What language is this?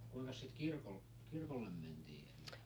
Finnish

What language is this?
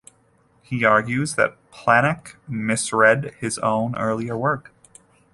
English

